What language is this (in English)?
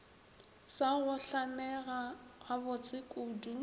Northern Sotho